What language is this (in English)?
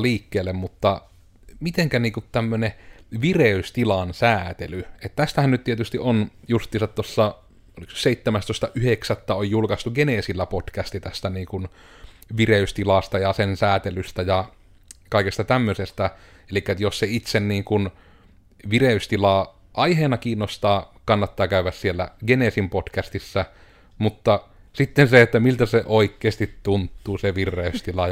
Finnish